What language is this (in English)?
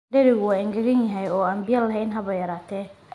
Somali